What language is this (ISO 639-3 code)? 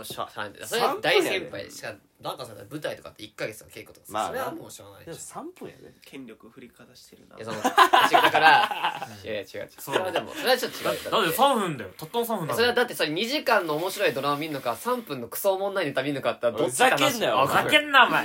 jpn